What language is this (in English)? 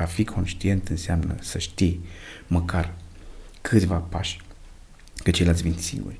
Romanian